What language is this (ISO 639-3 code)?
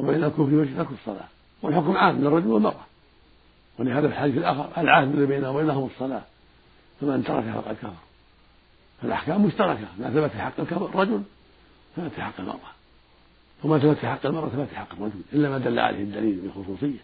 ara